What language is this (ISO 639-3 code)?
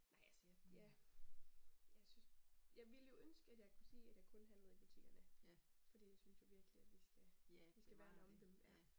dan